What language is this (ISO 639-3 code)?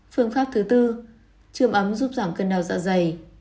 vie